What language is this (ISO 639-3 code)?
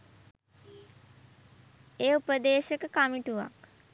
sin